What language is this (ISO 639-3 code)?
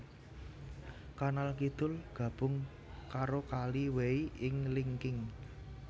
jav